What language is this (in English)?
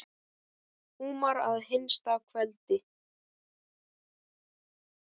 Icelandic